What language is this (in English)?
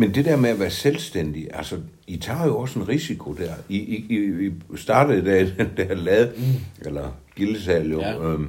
Danish